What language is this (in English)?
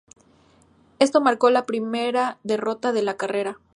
Spanish